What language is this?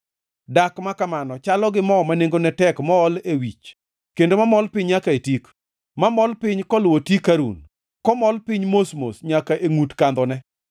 Luo (Kenya and Tanzania)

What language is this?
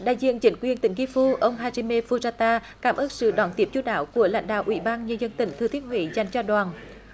Vietnamese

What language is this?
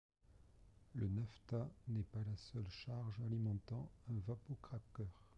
French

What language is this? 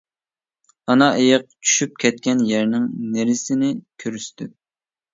Uyghur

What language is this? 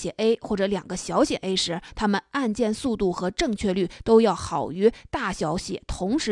Chinese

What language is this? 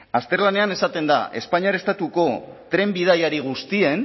Basque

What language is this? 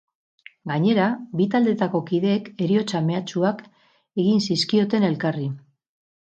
Basque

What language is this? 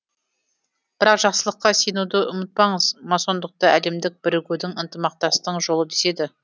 Kazakh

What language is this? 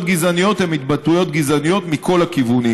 Hebrew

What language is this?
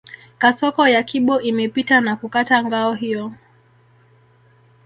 Swahili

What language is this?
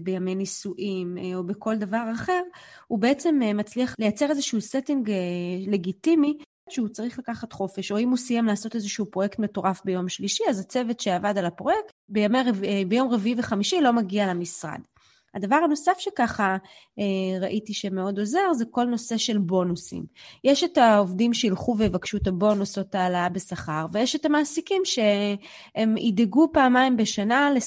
Hebrew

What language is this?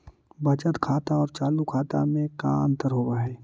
Magahi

